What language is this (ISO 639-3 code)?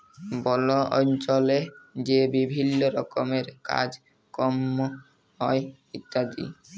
ben